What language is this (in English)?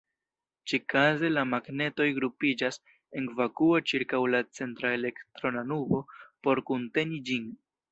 Esperanto